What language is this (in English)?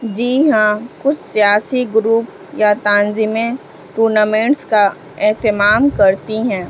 Urdu